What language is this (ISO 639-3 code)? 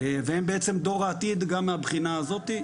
heb